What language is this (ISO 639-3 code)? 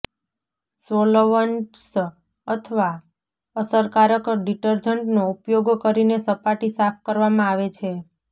guj